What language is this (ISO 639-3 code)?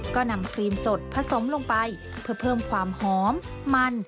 tha